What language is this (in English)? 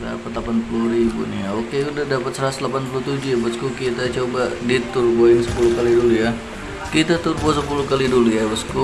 Indonesian